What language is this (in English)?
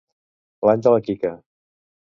Catalan